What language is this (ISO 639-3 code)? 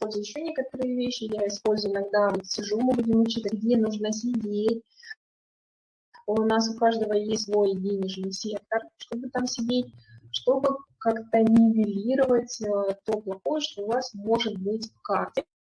rus